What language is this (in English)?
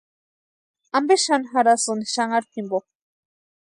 Western Highland Purepecha